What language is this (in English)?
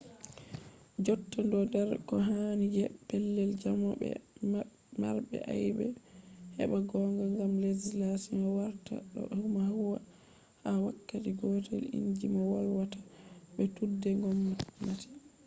Fula